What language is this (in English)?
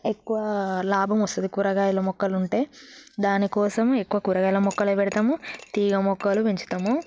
Telugu